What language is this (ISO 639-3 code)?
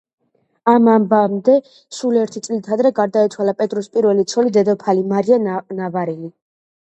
kat